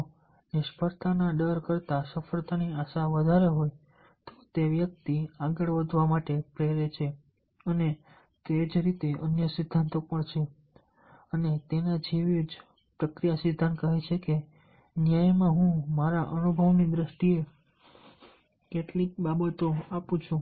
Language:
Gujarati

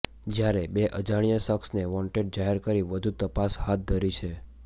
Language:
Gujarati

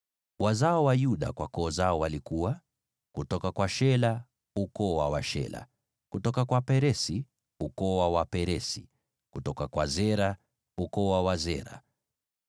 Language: Swahili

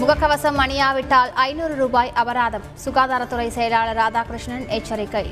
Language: Tamil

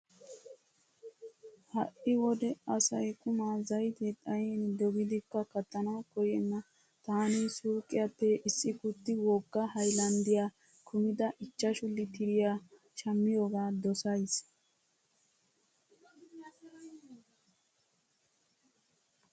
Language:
Wolaytta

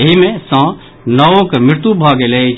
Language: Maithili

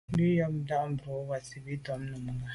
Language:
Medumba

